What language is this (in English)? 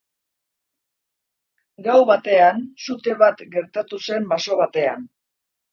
Basque